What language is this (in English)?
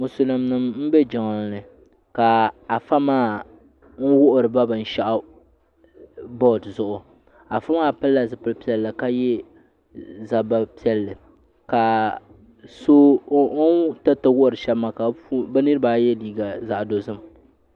Dagbani